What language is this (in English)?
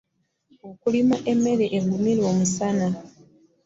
Ganda